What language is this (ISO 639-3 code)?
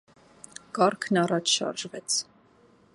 hye